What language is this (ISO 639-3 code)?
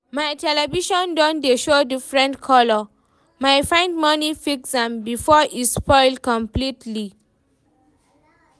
pcm